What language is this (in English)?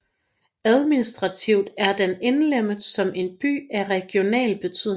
Danish